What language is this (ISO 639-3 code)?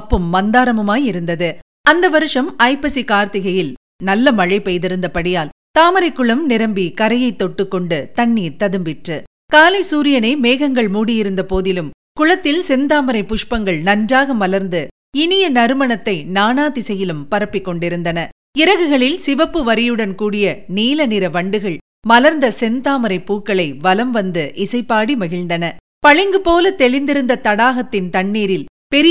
tam